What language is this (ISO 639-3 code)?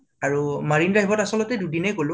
asm